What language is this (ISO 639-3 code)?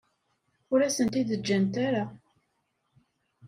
kab